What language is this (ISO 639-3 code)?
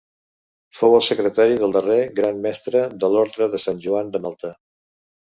cat